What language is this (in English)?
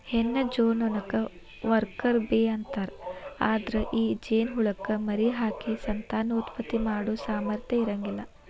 Kannada